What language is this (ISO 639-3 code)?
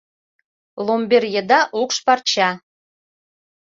chm